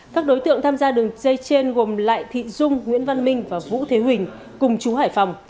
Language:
Vietnamese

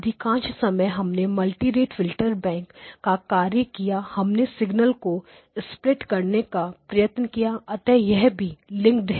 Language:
Hindi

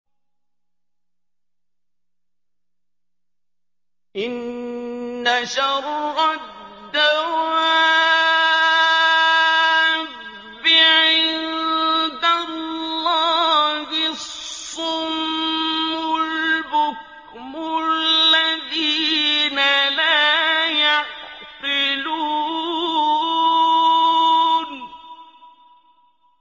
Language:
Arabic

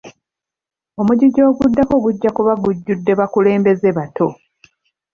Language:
Ganda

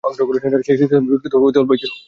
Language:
Bangla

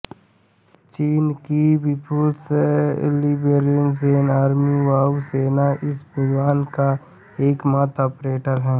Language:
Hindi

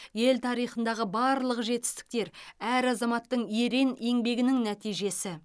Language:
Kazakh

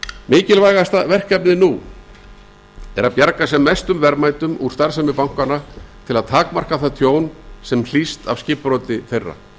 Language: Icelandic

